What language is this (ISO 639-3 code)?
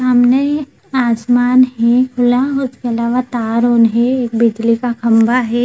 hin